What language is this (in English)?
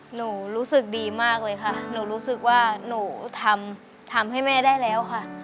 Thai